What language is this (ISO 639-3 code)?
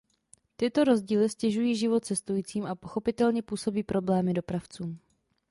ces